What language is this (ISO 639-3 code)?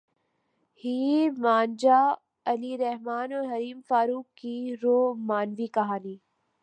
urd